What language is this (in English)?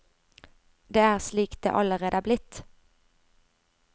Norwegian